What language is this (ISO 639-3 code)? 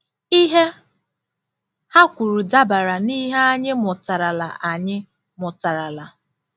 ibo